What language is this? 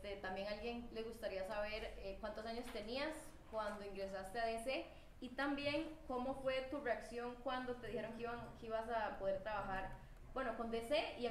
Spanish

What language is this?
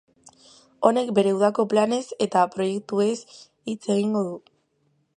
Basque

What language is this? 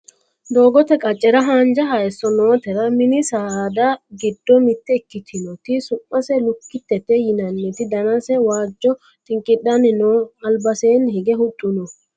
Sidamo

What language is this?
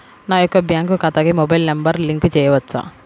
Telugu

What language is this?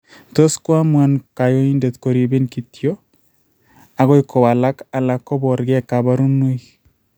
Kalenjin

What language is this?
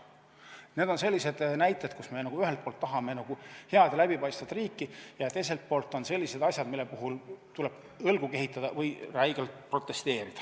Estonian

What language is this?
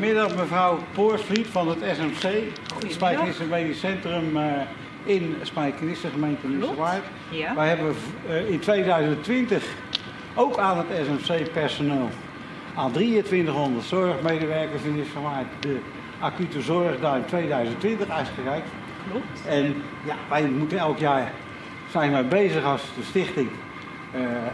Dutch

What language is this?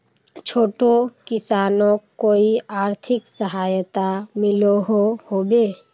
Magahi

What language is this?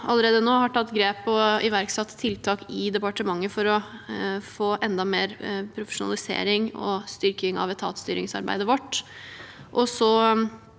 Norwegian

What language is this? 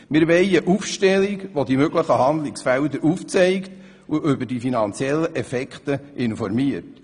Swiss German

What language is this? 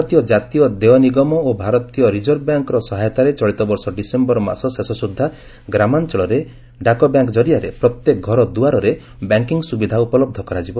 Odia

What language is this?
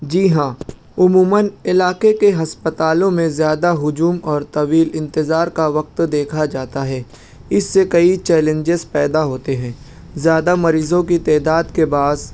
Urdu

